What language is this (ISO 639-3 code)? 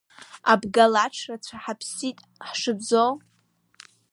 abk